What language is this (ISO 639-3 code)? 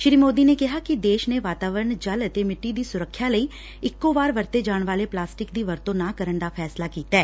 pan